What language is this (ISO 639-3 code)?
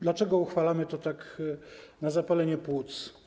pol